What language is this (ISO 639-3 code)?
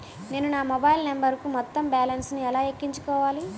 tel